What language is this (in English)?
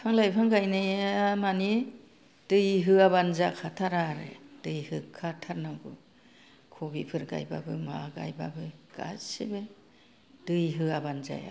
Bodo